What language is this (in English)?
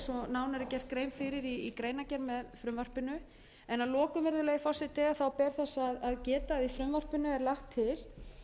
Icelandic